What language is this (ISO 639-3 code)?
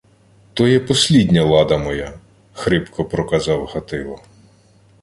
ukr